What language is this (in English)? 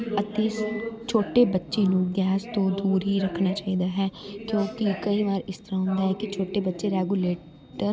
Punjabi